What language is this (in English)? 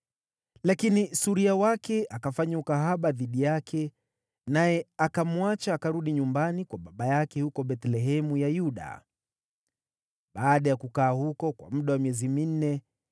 Swahili